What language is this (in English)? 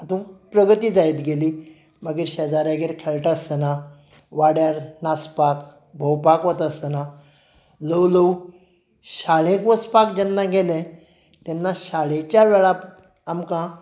Konkani